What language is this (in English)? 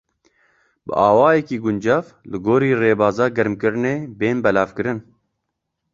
Kurdish